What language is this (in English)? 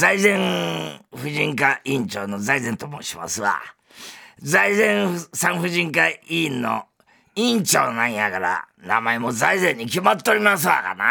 Japanese